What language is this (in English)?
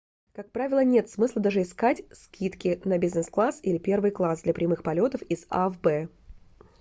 Russian